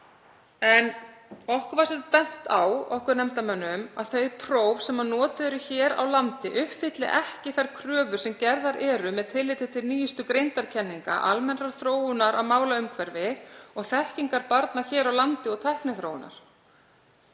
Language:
Icelandic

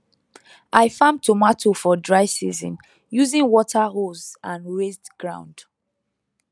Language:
Nigerian Pidgin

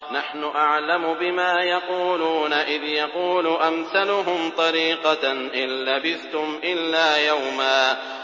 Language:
Arabic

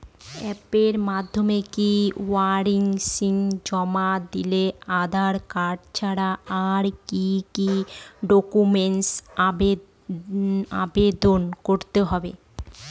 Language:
Bangla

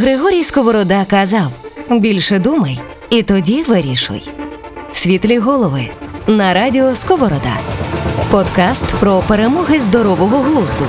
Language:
Ukrainian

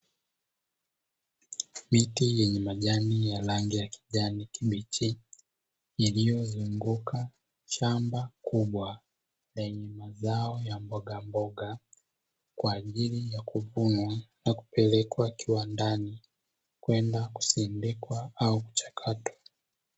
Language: Swahili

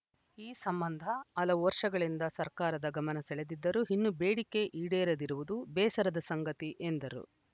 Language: Kannada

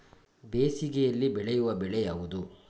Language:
Kannada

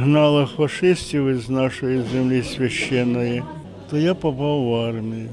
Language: Ukrainian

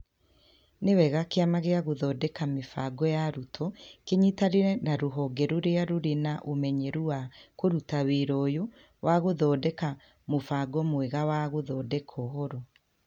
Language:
Kikuyu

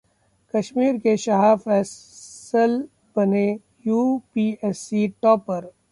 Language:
Hindi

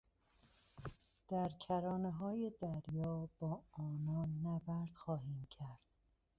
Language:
Persian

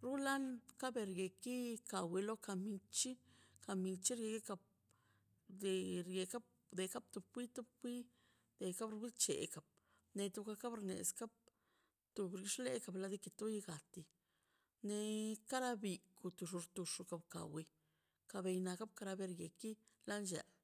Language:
Mazaltepec Zapotec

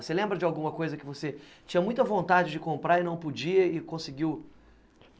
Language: Portuguese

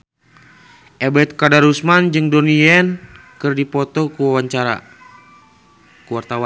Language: Sundanese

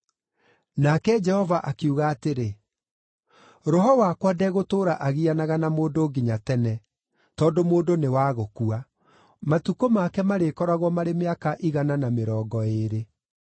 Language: Kikuyu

